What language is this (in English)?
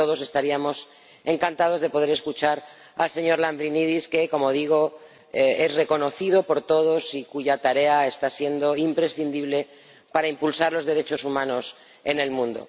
Spanish